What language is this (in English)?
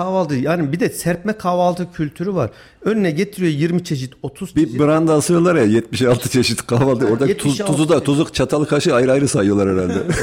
Turkish